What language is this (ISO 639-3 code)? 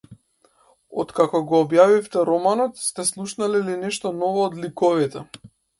mkd